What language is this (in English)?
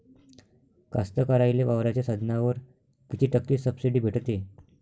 Marathi